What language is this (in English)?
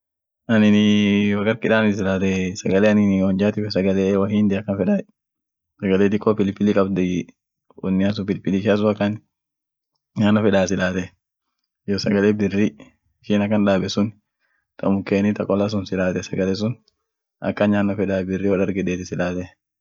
Orma